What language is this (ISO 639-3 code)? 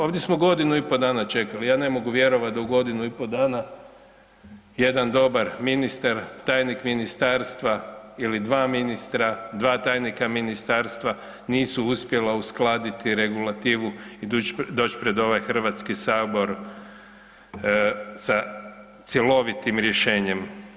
hrv